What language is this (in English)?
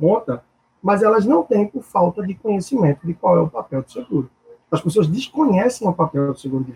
Portuguese